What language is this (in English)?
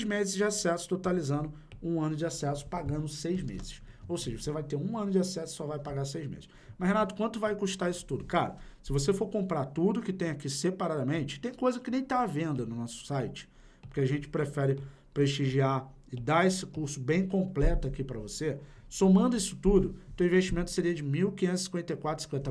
Portuguese